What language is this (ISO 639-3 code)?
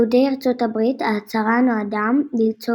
heb